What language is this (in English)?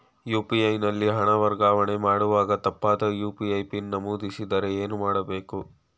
Kannada